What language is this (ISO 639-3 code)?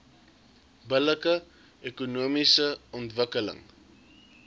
afr